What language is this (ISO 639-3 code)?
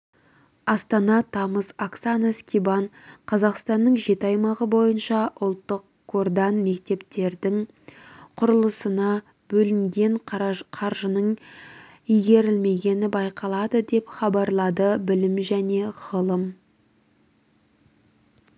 kaz